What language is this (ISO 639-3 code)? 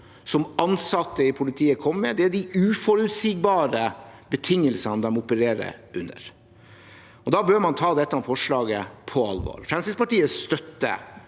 nor